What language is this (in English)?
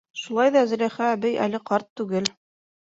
Bashkir